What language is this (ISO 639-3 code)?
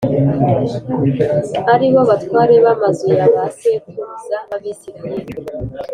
kin